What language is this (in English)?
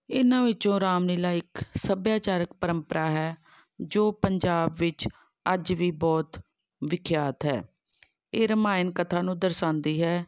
Punjabi